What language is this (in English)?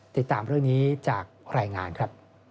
Thai